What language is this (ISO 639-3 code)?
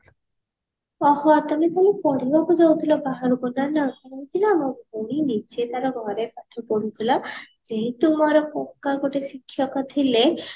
ori